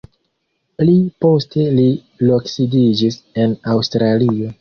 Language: Esperanto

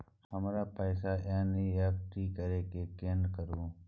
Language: Maithili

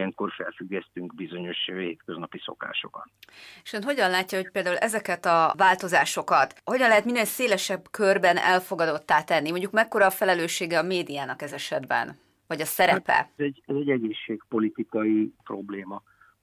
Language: Hungarian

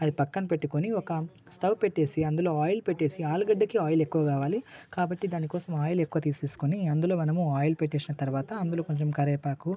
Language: Telugu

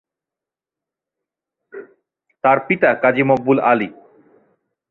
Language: Bangla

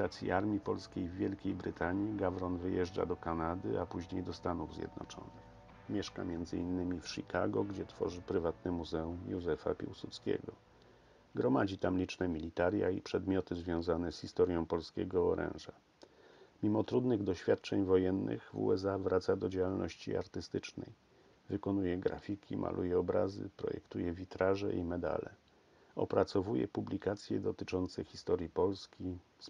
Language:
Polish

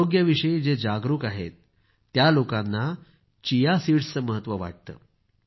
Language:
Marathi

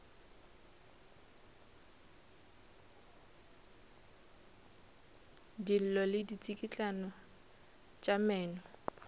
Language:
Northern Sotho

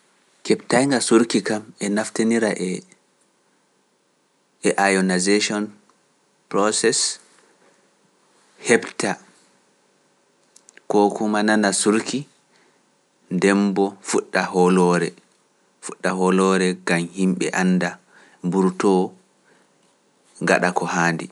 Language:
Pular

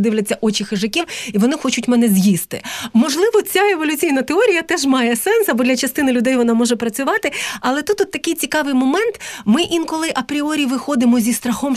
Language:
Ukrainian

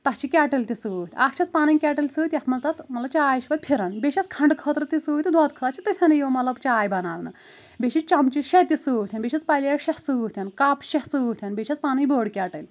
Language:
Kashmiri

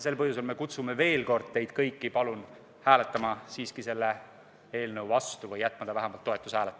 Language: Estonian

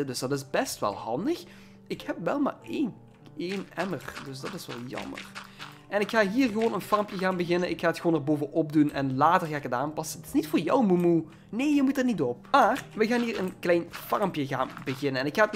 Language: Dutch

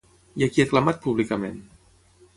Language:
Catalan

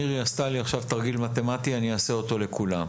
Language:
Hebrew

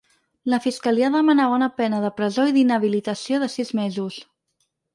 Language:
Catalan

